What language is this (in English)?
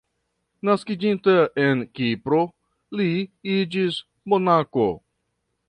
Esperanto